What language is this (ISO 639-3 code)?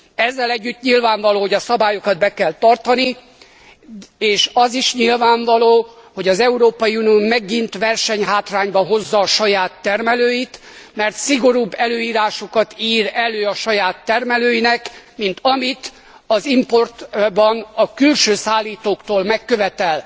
hun